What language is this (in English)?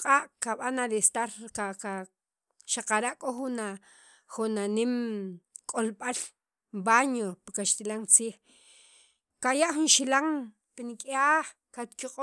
Sacapulteco